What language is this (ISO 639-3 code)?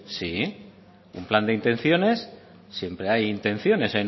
spa